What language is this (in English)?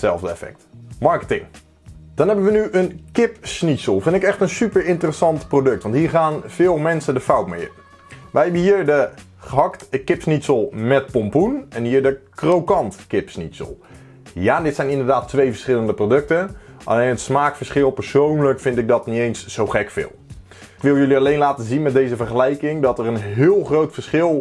Dutch